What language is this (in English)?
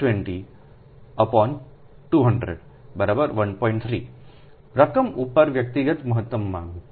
Gujarati